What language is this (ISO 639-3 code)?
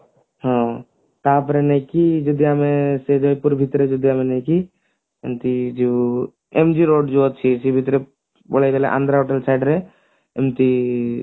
ori